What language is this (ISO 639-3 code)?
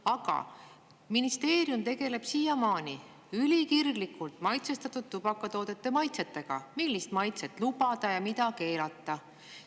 est